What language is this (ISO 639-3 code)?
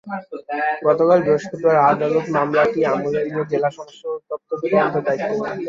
ben